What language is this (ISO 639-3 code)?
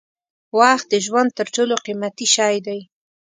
pus